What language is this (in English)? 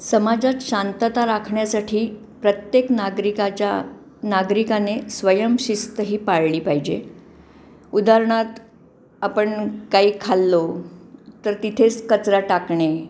Marathi